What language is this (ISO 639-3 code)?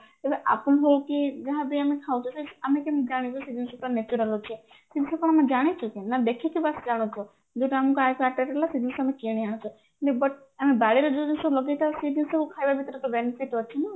ori